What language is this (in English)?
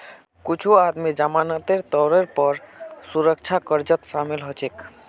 Magahi